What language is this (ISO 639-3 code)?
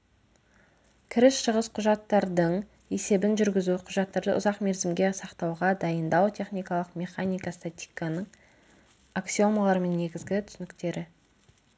kaz